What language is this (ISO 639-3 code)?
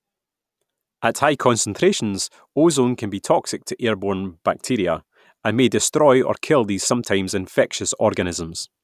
eng